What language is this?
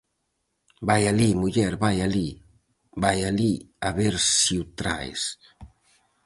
Galician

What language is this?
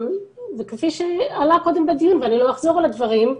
Hebrew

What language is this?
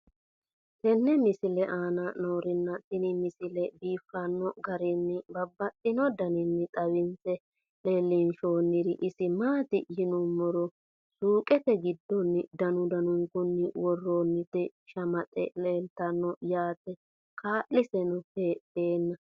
Sidamo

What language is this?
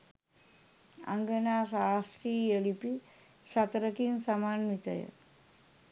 Sinhala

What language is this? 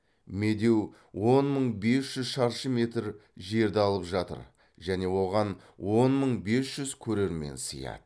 Kazakh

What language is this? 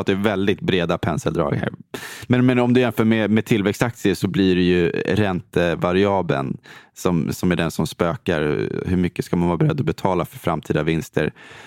Swedish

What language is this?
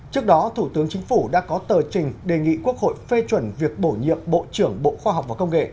Vietnamese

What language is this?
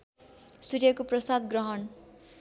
Nepali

